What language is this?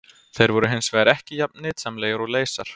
Icelandic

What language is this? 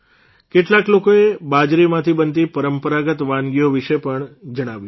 Gujarati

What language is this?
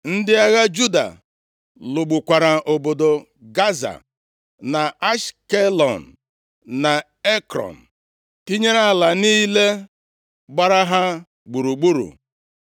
Igbo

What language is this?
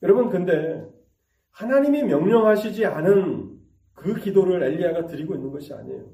Korean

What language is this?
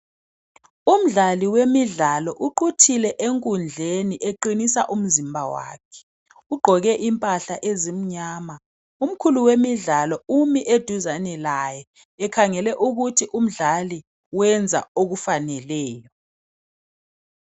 North Ndebele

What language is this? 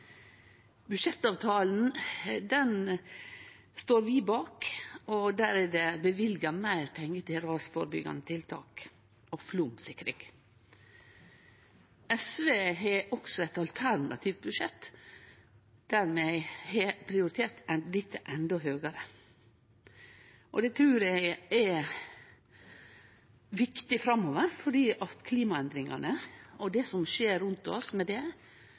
Norwegian Nynorsk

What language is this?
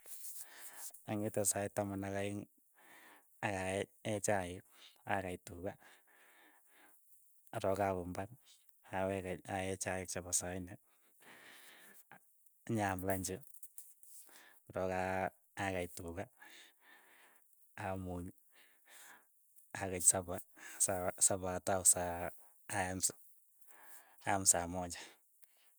Keiyo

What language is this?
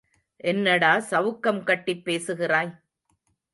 Tamil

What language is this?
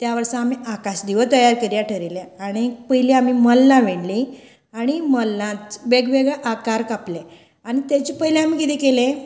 Konkani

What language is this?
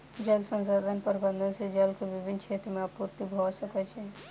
Maithili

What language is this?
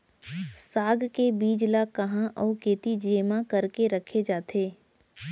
Chhattisgarhi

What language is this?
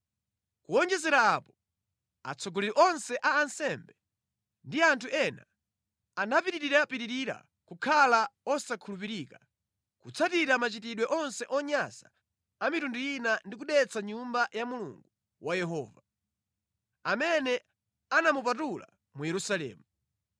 Nyanja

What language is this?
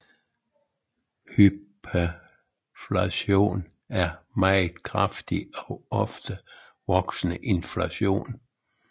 Danish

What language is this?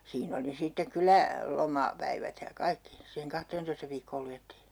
Finnish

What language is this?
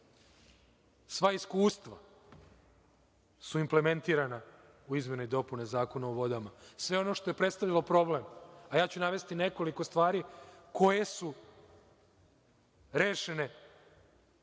Serbian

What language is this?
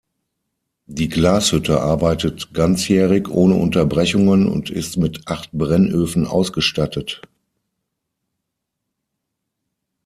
German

